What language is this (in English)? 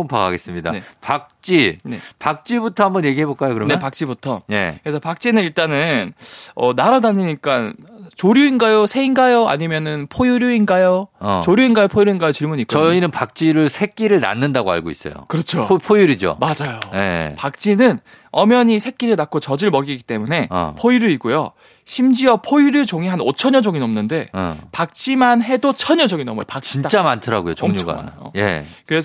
Korean